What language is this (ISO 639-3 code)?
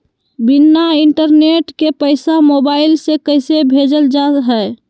mag